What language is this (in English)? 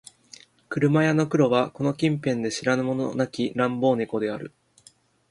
Japanese